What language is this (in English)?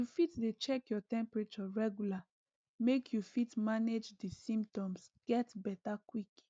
Nigerian Pidgin